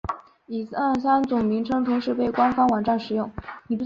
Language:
Chinese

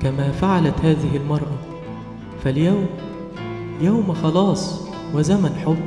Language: Arabic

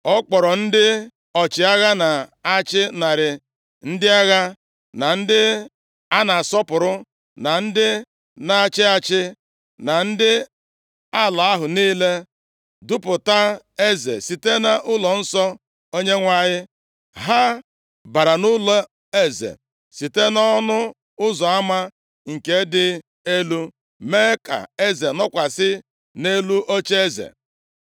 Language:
Igbo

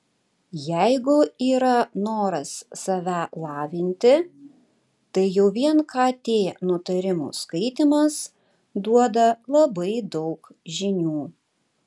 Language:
Lithuanian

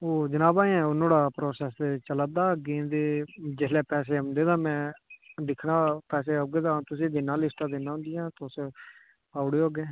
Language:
Dogri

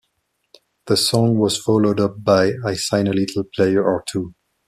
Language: English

